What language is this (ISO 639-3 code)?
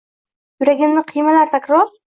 uzb